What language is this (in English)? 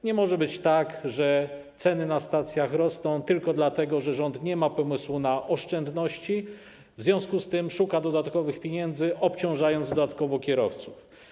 Polish